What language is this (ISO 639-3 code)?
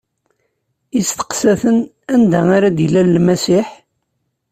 kab